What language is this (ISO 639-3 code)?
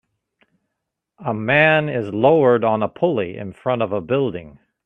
eng